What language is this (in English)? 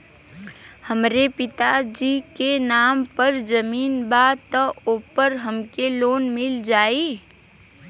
Bhojpuri